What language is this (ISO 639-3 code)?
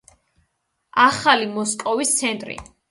kat